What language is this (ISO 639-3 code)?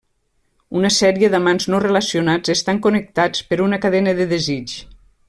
cat